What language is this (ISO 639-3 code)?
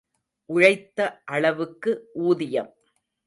tam